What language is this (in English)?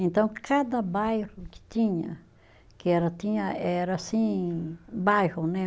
Portuguese